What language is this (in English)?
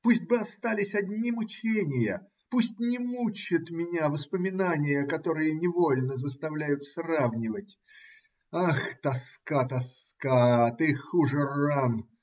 Russian